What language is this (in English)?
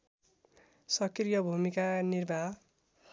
Nepali